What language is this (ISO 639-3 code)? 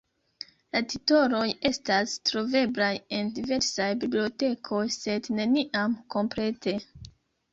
epo